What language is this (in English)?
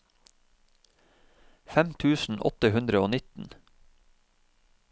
Norwegian